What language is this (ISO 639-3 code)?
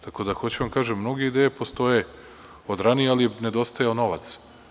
srp